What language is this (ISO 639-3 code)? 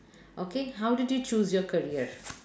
eng